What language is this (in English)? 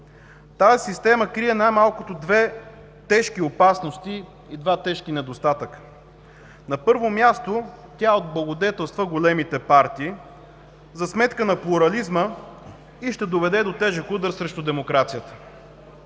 Bulgarian